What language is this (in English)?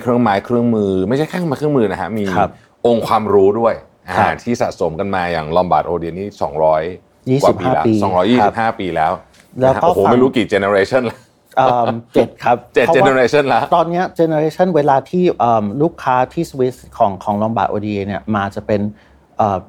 Thai